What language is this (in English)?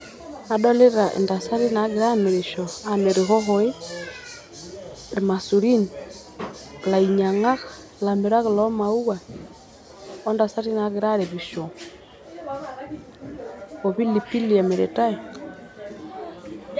Masai